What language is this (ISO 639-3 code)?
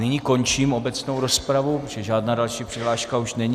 ces